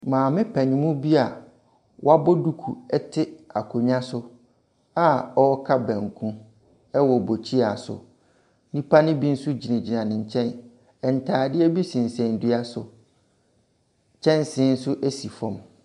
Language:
Akan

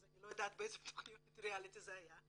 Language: Hebrew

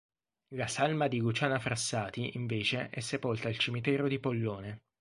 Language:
Italian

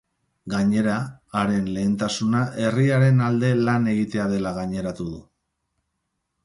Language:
Basque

